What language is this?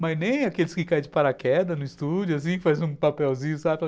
Portuguese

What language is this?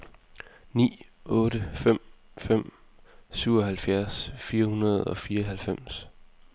Danish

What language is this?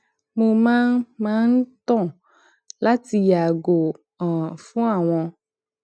Yoruba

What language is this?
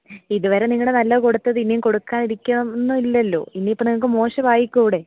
Malayalam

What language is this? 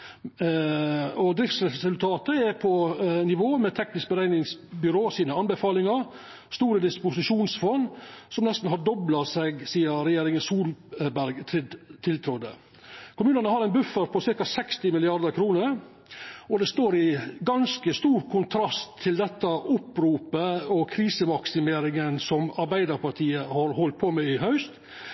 Norwegian Nynorsk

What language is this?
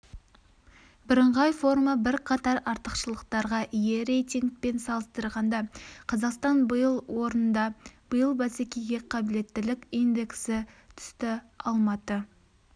Kazakh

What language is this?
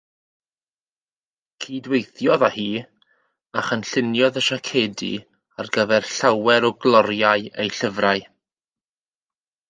Welsh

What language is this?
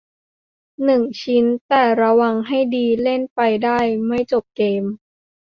Thai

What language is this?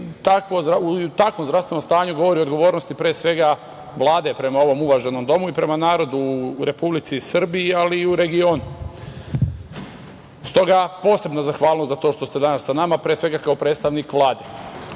Serbian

